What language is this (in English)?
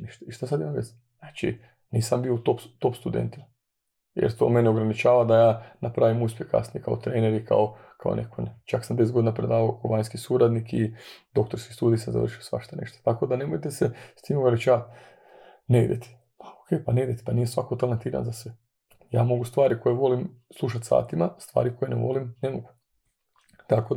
Croatian